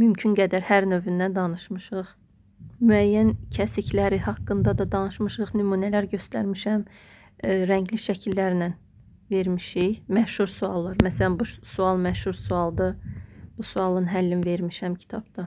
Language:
Turkish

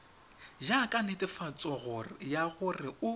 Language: Tswana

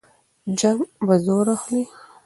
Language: Pashto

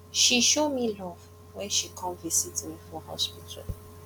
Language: Nigerian Pidgin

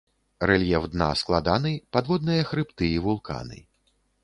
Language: Belarusian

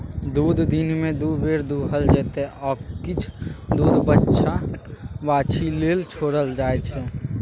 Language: Maithili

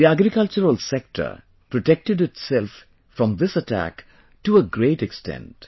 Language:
English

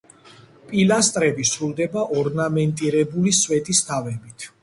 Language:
Georgian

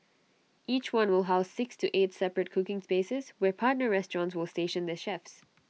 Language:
English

